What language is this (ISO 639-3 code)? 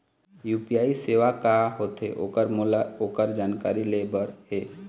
hne